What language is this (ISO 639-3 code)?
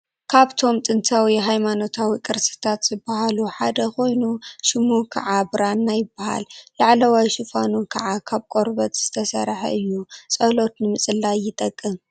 tir